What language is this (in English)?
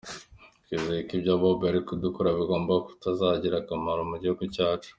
Kinyarwanda